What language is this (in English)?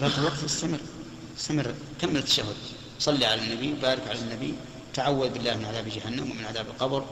Arabic